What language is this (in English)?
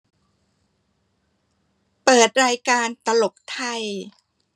Thai